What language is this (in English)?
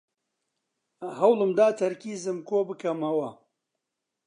Central Kurdish